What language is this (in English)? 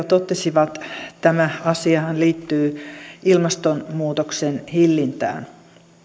Finnish